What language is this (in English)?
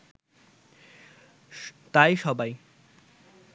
Bangla